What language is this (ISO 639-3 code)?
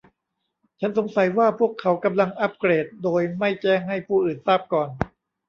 tha